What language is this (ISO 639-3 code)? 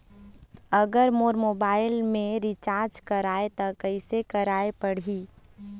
hne